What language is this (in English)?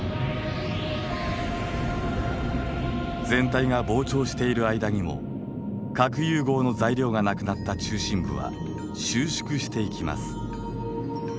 Japanese